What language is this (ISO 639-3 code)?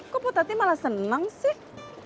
ind